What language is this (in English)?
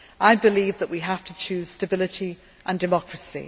English